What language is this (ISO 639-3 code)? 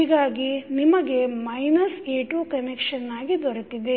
kan